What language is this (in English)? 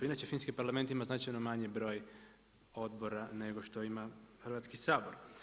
Croatian